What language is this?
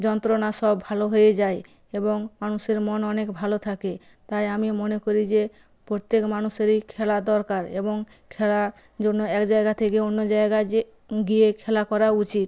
Bangla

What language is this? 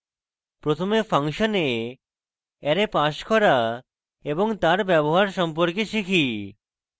Bangla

